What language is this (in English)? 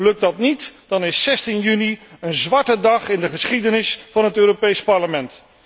Dutch